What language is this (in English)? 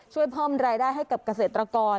Thai